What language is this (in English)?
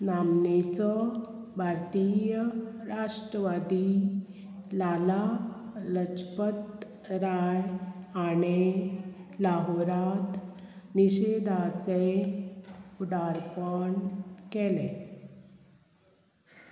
Konkani